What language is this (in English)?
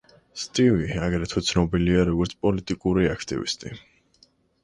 Georgian